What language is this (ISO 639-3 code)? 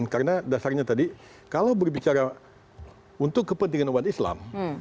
ind